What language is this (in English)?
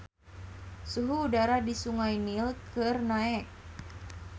Sundanese